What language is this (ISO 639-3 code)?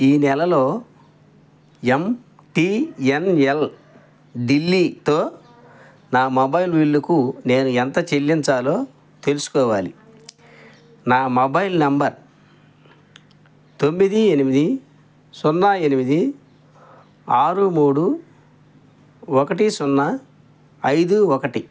tel